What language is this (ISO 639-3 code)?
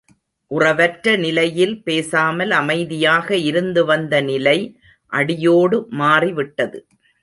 tam